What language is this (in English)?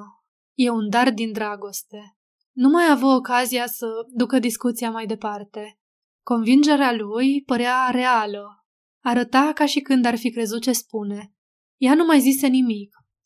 Romanian